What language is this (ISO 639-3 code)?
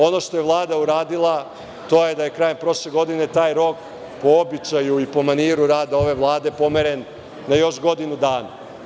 srp